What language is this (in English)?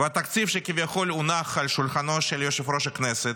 Hebrew